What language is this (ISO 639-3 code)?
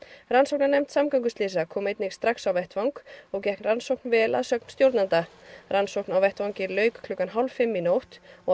isl